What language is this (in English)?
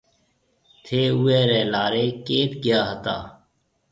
Marwari (Pakistan)